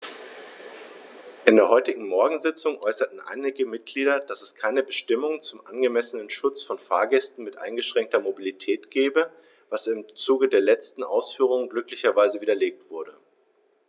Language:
German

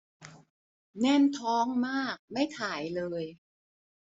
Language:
Thai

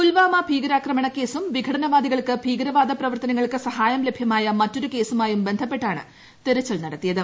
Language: Malayalam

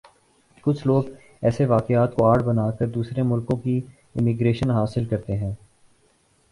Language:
Urdu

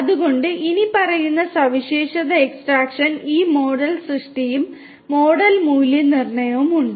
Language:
Malayalam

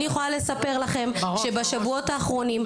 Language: Hebrew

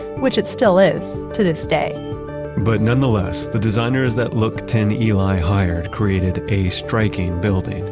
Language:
English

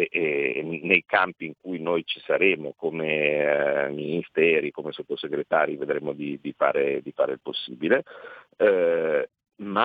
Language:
Italian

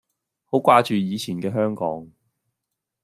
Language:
Cantonese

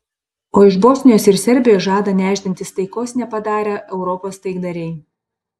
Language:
Lithuanian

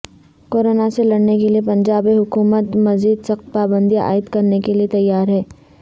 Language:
Urdu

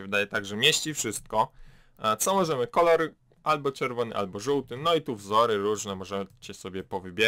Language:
Polish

